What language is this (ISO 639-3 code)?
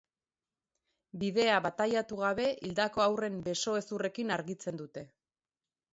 eus